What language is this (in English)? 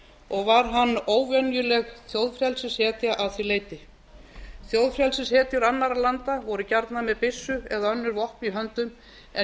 Icelandic